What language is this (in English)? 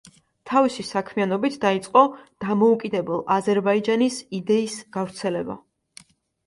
Georgian